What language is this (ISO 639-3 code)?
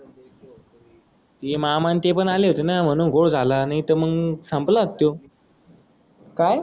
mar